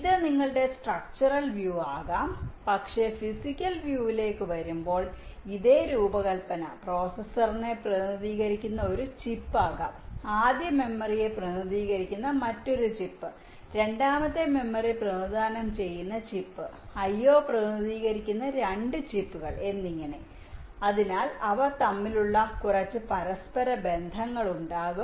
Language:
Malayalam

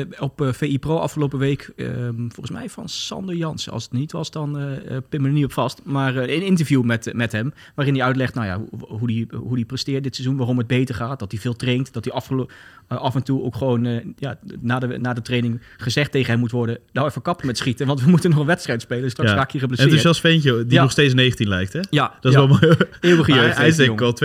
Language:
Dutch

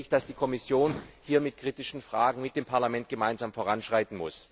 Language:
German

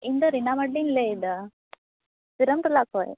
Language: Santali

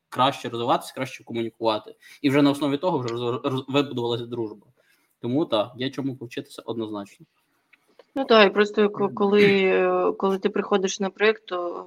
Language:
Ukrainian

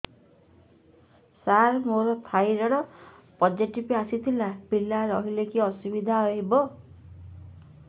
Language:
Odia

